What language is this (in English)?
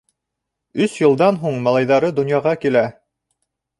Bashkir